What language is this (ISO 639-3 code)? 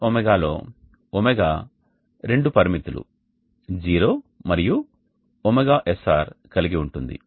tel